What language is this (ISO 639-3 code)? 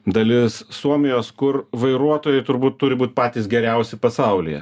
lit